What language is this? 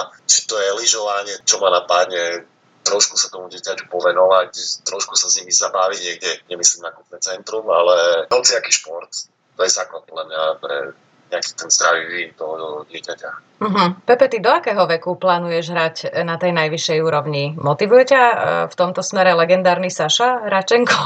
Slovak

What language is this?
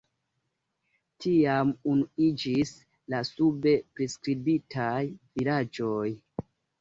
Esperanto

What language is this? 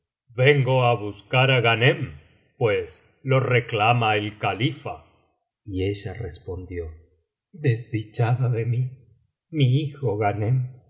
Spanish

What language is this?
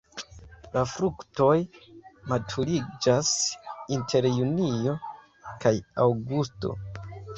Esperanto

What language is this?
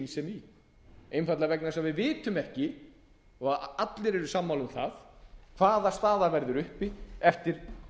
Icelandic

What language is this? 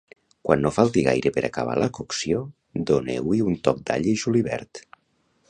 Catalan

